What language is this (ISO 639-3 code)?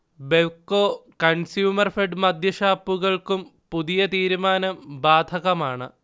mal